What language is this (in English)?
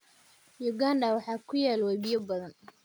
Somali